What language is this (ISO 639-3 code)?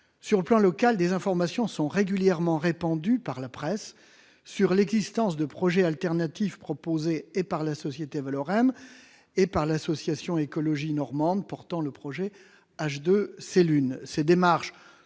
fra